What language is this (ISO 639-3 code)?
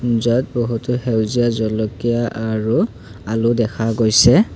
asm